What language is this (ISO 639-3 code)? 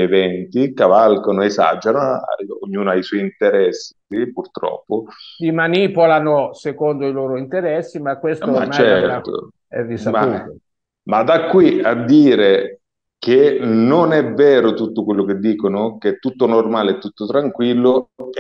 ita